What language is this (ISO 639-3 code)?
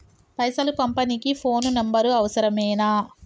tel